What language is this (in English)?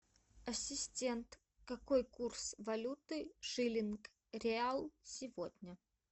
Russian